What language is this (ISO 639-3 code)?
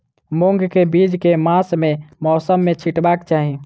mai